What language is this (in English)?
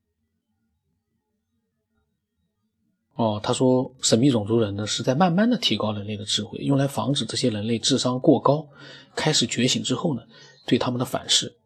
Chinese